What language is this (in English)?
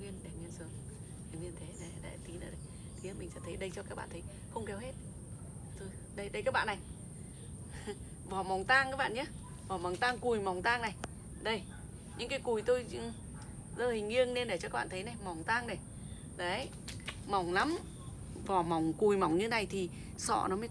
Vietnamese